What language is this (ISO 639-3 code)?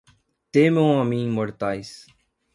por